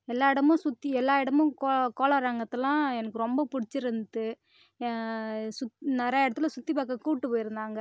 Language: Tamil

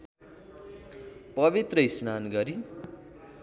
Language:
Nepali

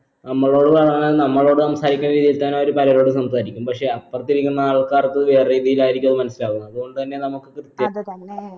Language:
Malayalam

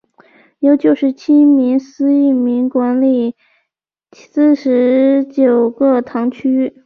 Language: Chinese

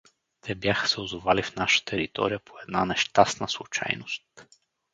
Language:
Bulgarian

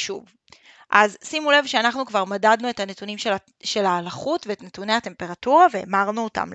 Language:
Hebrew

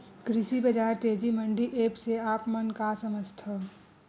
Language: Chhattisgarhi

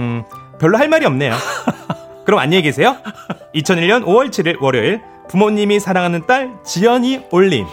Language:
Korean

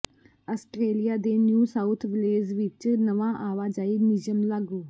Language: Punjabi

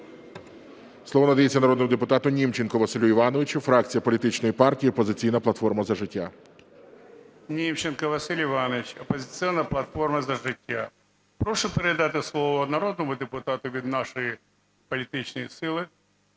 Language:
Ukrainian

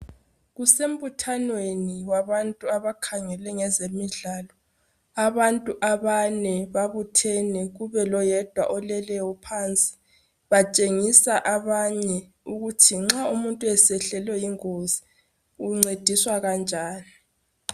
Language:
North Ndebele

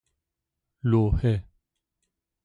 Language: Persian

